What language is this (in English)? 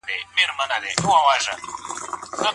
Pashto